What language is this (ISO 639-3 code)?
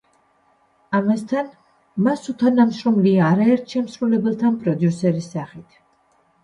kat